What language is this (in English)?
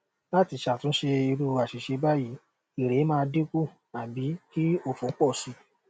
Yoruba